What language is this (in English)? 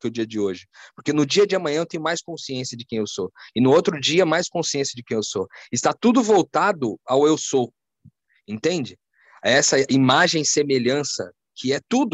Portuguese